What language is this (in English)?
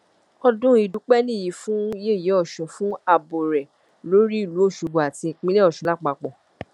Yoruba